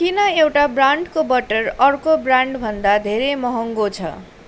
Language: Nepali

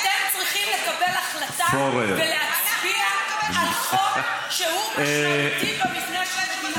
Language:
Hebrew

